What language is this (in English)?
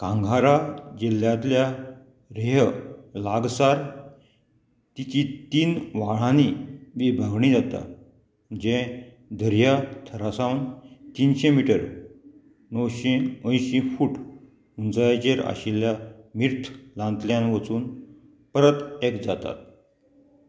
Konkani